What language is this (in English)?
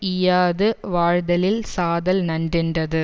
Tamil